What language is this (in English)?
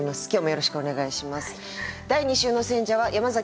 Japanese